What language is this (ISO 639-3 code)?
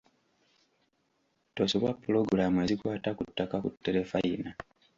lug